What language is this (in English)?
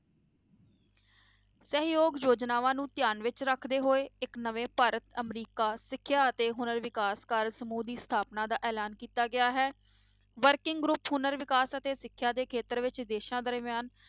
Punjabi